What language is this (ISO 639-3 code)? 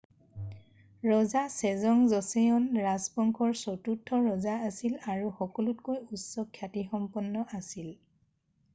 asm